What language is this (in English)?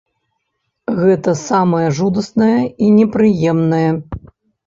Belarusian